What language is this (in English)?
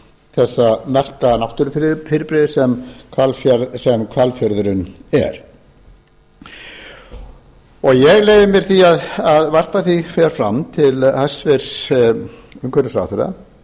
Icelandic